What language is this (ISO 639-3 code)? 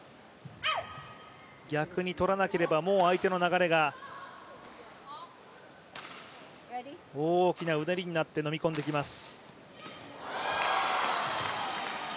jpn